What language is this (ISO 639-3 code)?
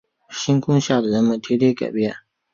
zho